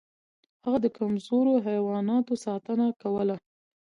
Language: Pashto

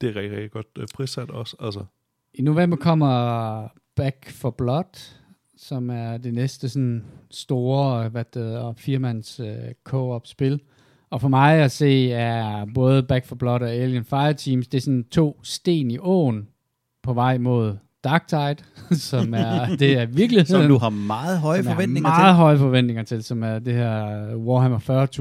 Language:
Danish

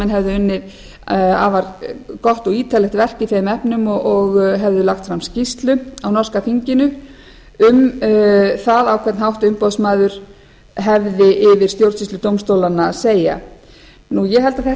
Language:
Icelandic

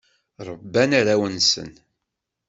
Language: Kabyle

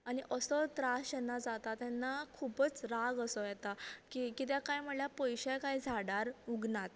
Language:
Konkani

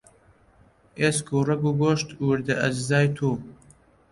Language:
Central Kurdish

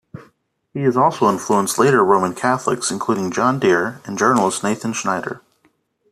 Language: English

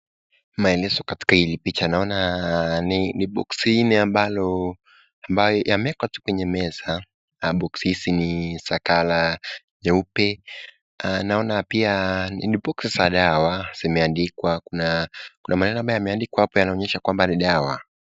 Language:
Swahili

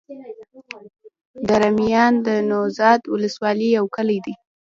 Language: Pashto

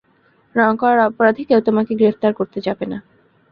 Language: Bangla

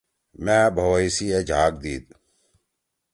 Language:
Torwali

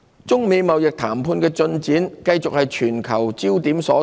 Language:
Cantonese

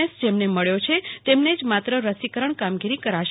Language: Gujarati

